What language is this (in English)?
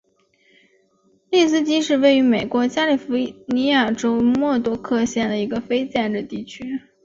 Chinese